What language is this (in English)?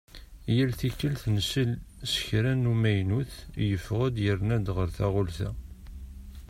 Kabyle